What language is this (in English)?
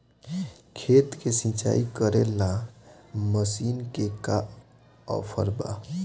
Bhojpuri